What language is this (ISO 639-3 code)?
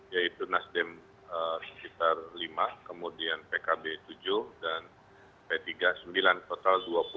ind